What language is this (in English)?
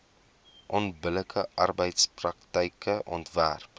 Afrikaans